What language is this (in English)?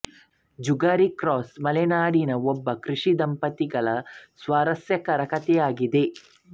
Kannada